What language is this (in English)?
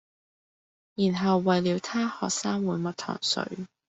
Cantonese